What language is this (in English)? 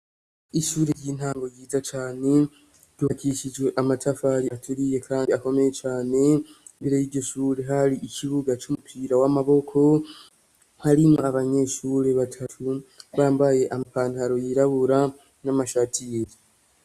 Rundi